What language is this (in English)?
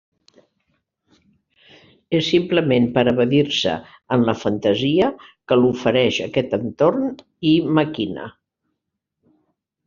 Catalan